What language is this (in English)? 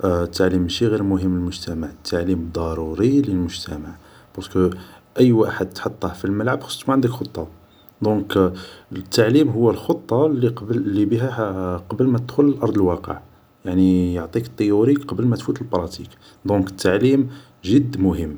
Algerian Arabic